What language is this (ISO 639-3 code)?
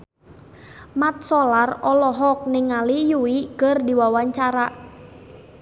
sun